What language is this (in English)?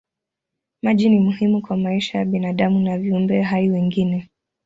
Swahili